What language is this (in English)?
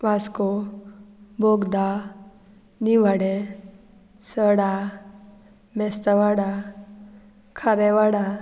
Konkani